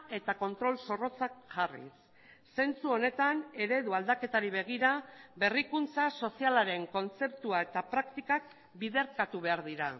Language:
Basque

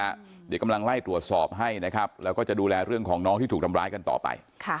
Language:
Thai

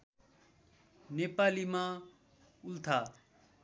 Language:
Nepali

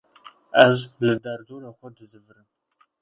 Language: Kurdish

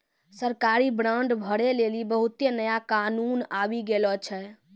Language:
Maithili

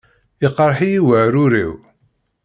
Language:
Kabyle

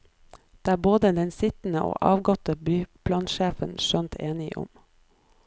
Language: Norwegian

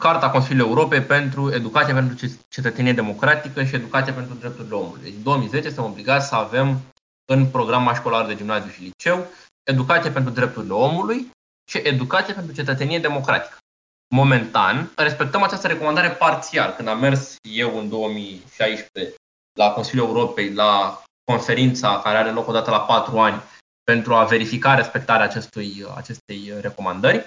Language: Romanian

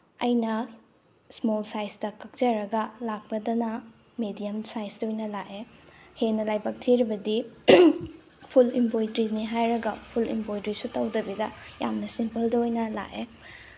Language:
Manipuri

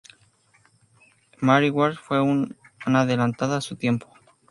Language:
Spanish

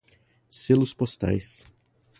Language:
Portuguese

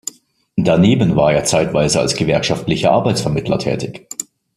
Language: German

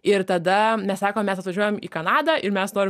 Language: Lithuanian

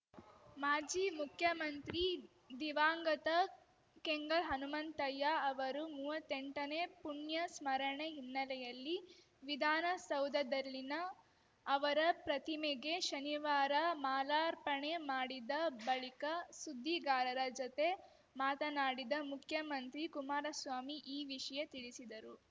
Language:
Kannada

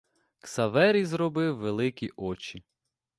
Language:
Ukrainian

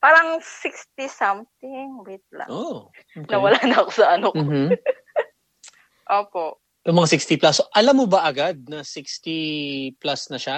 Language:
Filipino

